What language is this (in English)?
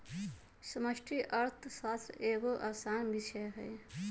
Magahi